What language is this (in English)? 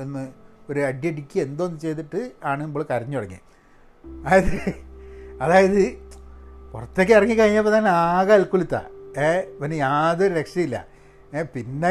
Malayalam